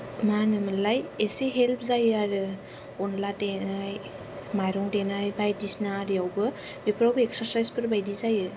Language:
Bodo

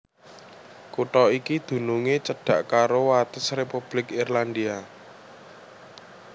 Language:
Javanese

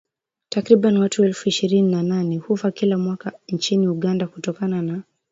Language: Swahili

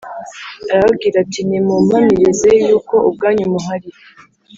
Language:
Kinyarwanda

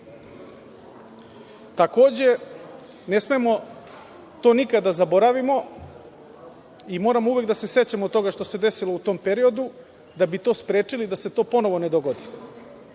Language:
Serbian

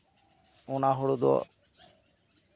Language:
Santali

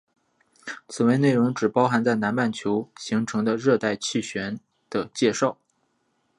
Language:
Chinese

